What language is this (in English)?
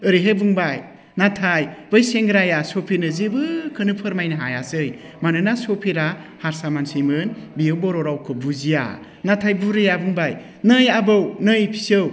Bodo